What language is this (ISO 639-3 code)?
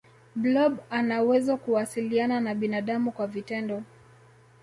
swa